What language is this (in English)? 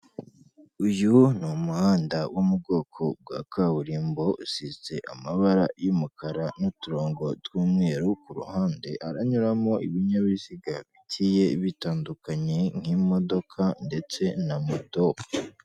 Kinyarwanda